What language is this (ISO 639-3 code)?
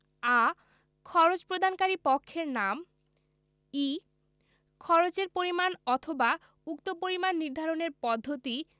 ben